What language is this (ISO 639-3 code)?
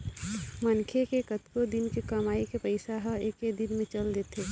hne